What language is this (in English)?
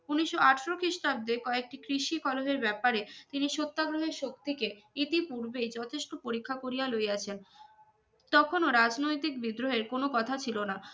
Bangla